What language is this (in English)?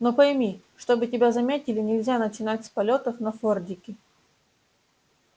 Russian